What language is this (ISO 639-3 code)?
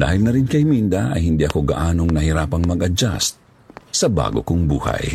fil